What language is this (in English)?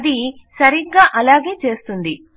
Telugu